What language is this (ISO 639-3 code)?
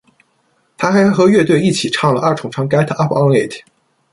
zho